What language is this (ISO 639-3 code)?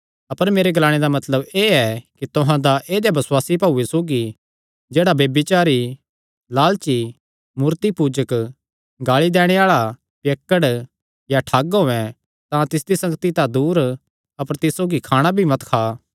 xnr